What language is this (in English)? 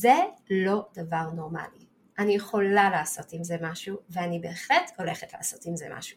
Hebrew